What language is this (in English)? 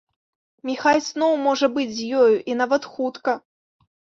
Belarusian